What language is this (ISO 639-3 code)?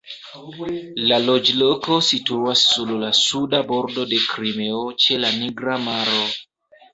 epo